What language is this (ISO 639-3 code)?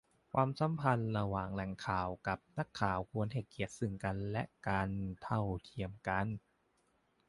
tha